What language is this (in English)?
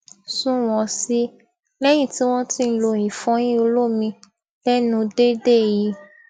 Yoruba